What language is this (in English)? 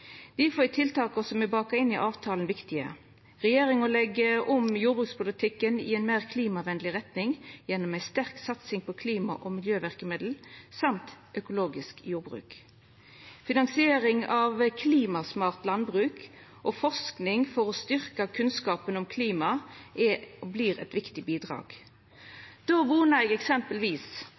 Norwegian Nynorsk